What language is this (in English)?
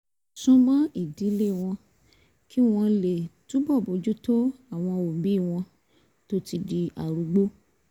Yoruba